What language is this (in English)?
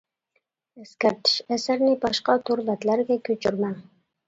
Uyghur